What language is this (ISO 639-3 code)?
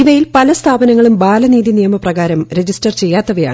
mal